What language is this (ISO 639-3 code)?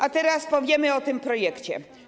pol